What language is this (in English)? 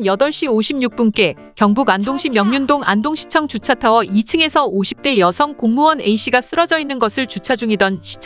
Korean